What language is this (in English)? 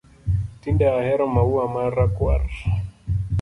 Luo (Kenya and Tanzania)